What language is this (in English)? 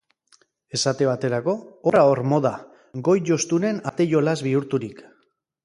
Basque